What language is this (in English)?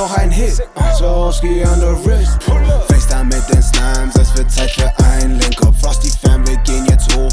English